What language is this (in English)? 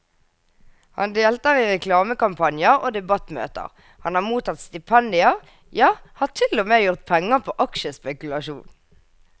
Norwegian